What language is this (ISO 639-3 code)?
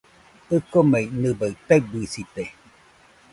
hux